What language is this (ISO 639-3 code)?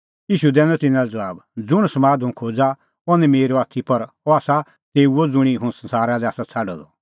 kfx